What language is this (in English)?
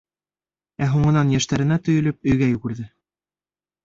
Bashkir